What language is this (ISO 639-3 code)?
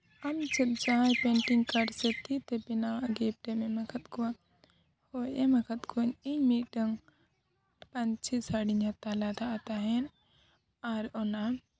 sat